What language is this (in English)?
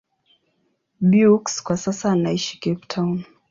Swahili